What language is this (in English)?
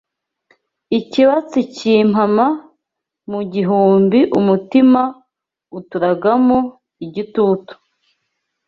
Kinyarwanda